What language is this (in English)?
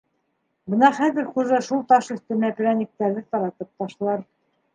Bashkir